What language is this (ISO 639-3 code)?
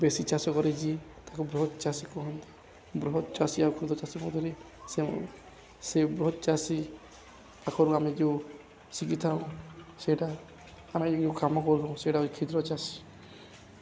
ori